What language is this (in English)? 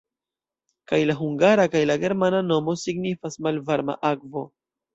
Esperanto